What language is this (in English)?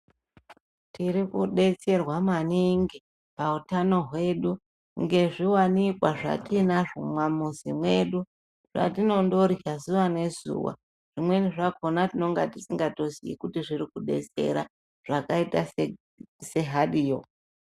Ndau